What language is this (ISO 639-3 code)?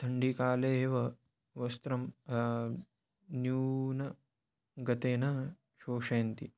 san